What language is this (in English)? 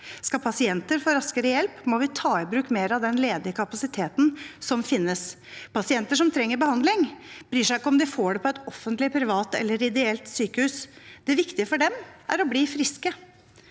Norwegian